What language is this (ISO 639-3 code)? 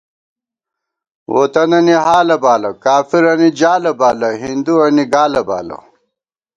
gwt